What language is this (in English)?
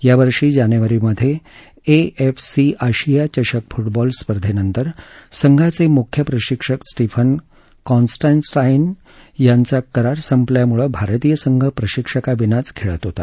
Marathi